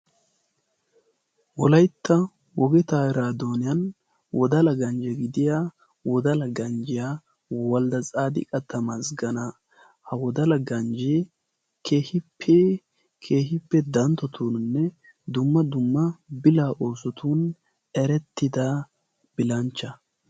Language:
Wolaytta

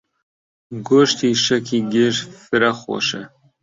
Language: Central Kurdish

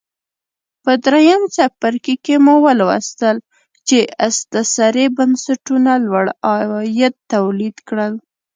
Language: Pashto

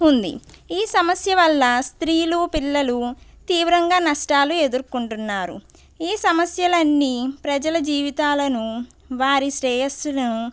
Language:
Telugu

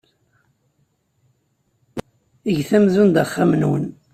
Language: Kabyle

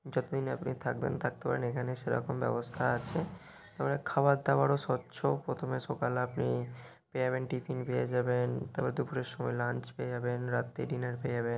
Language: Bangla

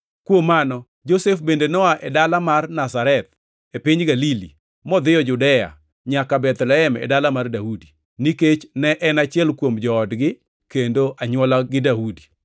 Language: Luo (Kenya and Tanzania)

